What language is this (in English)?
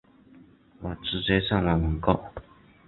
Chinese